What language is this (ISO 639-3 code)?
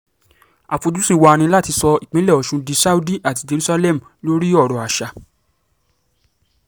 yor